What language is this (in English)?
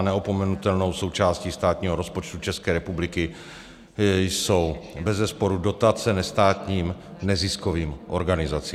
Czech